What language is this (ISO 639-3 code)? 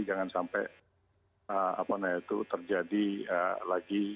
ind